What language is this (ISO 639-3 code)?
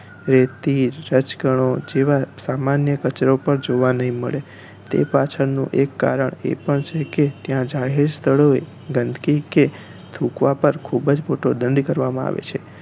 guj